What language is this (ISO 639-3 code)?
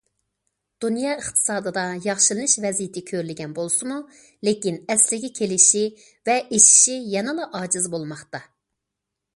uig